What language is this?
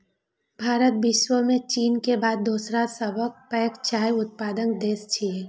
Maithili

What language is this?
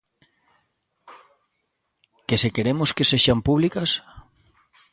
Galician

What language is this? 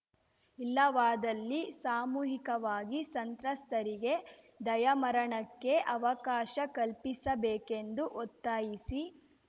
Kannada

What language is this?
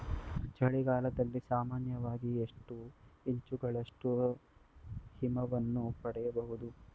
Kannada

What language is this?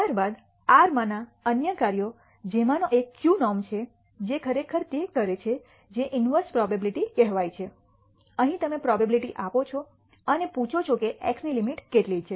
Gujarati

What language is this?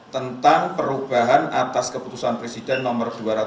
Indonesian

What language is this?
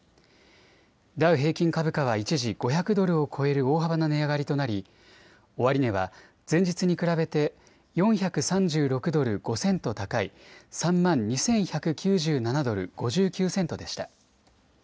Japanese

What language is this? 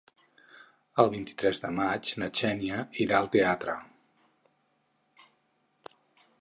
Catalan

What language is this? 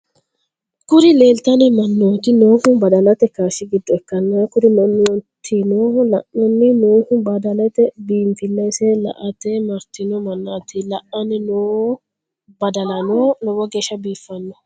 Sidamo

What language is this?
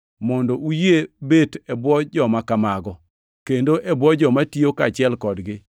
Luo (Kenya and Tanzania)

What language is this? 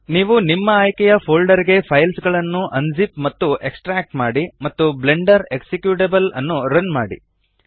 Kannada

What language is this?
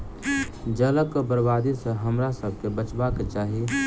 Maithili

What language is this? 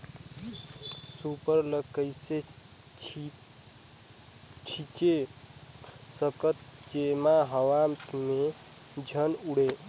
Chhattisgarhi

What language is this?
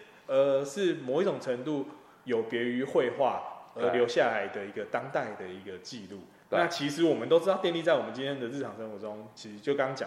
Chinese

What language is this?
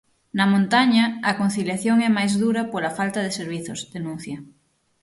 Galician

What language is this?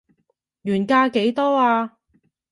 Cantonese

